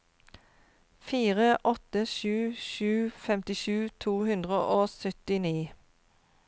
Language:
Norwegian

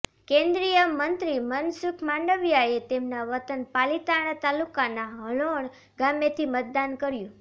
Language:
Gujarati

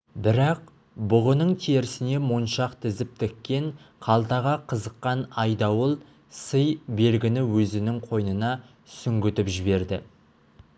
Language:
Kazakh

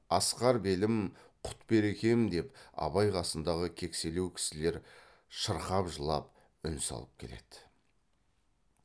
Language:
Kazakh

